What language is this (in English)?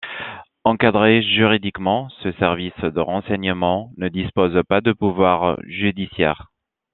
French